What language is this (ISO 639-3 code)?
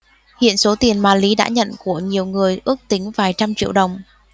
vie